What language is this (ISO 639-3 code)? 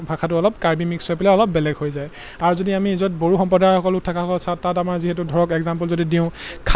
asm